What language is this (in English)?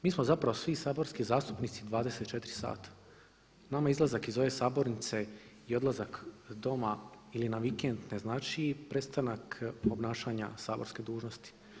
Croatian